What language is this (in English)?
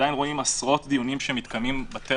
Hebrew